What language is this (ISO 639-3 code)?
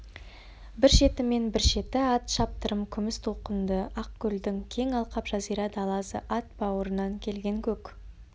kaz